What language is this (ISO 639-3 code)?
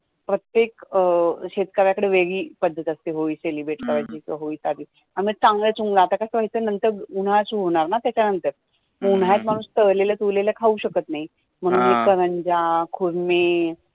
mar